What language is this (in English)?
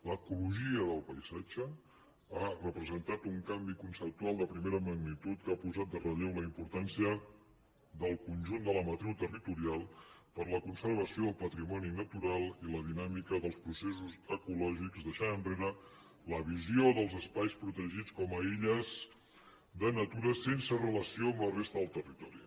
Catalan